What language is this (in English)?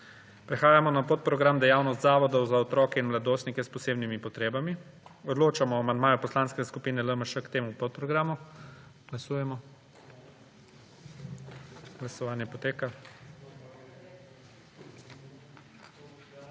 Slovenian